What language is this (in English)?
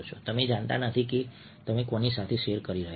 Gujarati